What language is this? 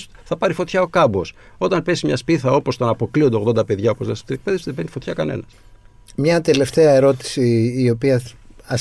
Greek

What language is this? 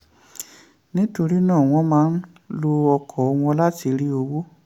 Yoruba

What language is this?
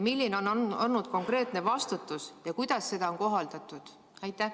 Estonian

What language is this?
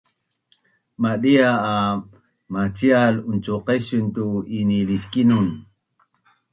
Bunun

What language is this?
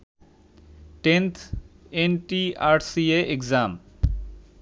Bangla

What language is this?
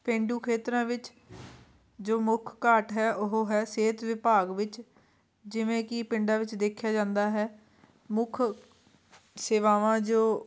Punjabi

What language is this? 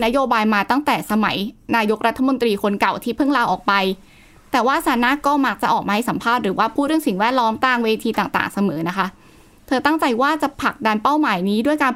Thai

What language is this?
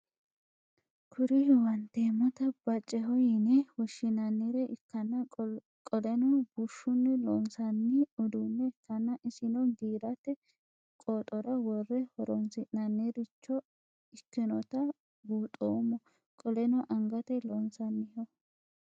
Sidamo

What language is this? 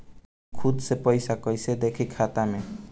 Bhojpuri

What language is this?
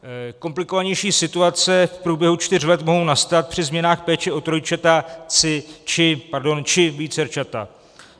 Czech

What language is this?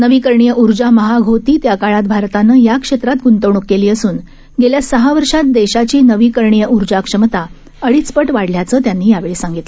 Marathi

